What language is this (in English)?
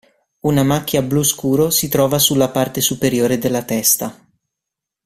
Italian